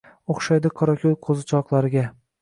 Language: Uzbek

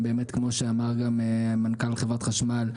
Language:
Hebrew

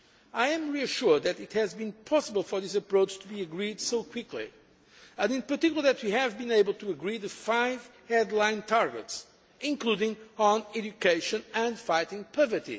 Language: English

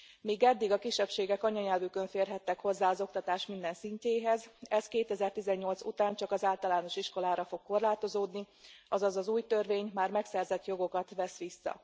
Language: Hungarian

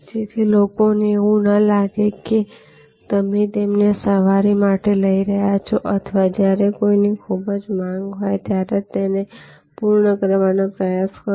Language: Gujarati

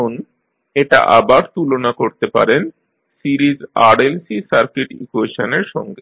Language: Bangla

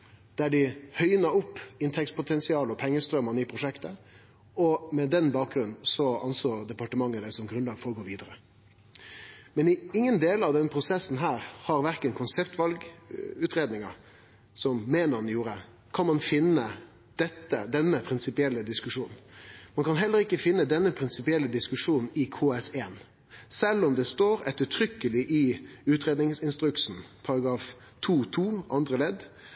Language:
Norwegian Nynorsk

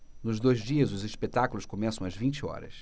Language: Portuguese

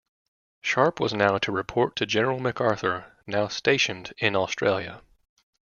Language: English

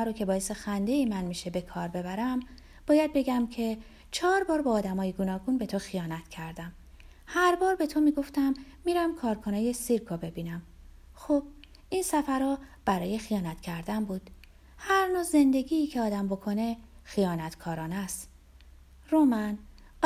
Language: Persian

